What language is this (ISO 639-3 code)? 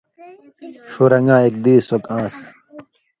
mvy